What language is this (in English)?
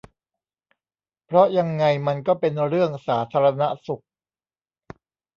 Thai